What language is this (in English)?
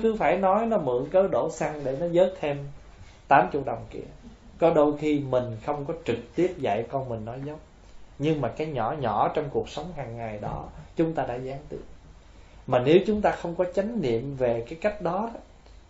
Vietnamese